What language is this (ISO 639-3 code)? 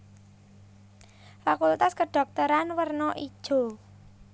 jav